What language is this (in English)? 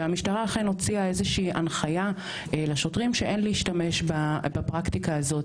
Hebrew